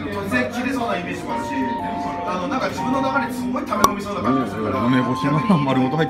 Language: Japanese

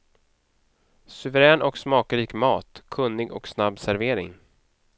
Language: Swedish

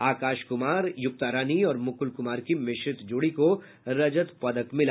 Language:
Hindi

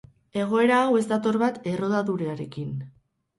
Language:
Basque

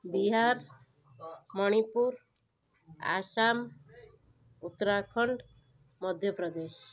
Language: Odia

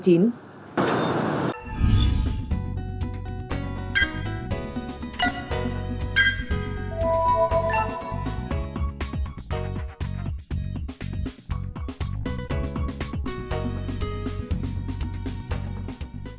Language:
Vietnamese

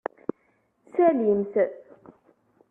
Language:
Kabyle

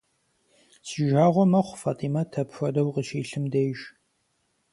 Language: Kabardian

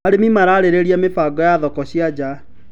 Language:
Kikuyu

